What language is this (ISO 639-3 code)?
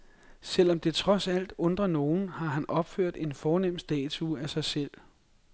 dan